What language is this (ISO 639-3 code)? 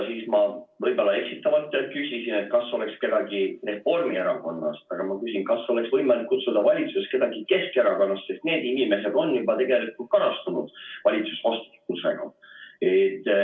est